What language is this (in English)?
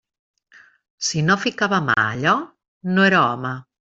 Catalan